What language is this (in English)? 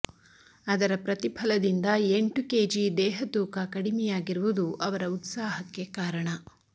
Kannada